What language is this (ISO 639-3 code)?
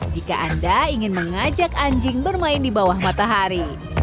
ind